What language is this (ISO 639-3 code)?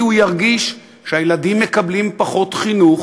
heb